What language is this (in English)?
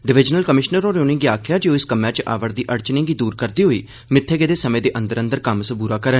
Dogri